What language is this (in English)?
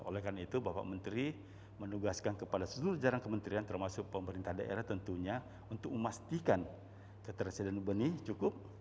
Indonesian